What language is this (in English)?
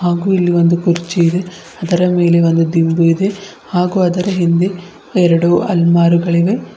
Kannada